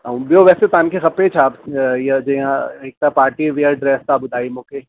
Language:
Sindhi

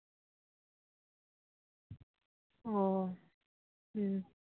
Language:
Santali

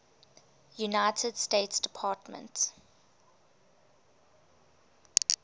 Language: English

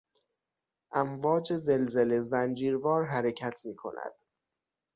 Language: Persian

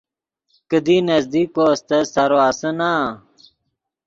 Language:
Yidgha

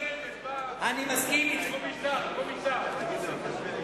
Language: Hebrew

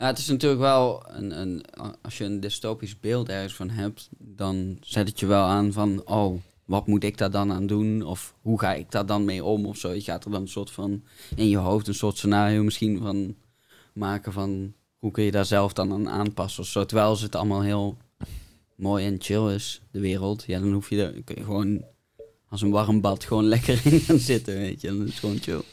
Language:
Dutch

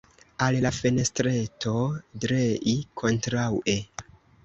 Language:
Esperanto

